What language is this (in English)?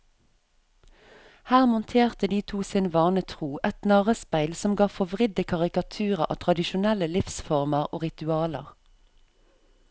Norwegian